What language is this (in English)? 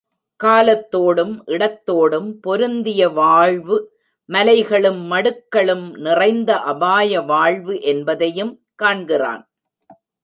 Tamil